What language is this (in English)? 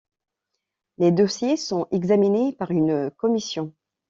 French